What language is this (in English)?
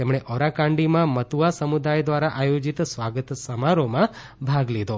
Gujarati